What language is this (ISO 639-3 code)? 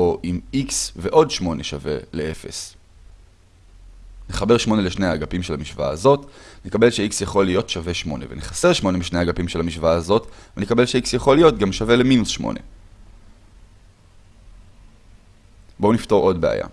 heb